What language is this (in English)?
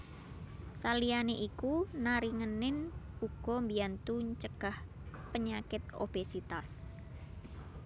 Javanese